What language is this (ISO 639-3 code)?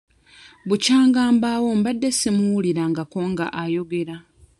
lug